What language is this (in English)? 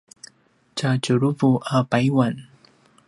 Paiwan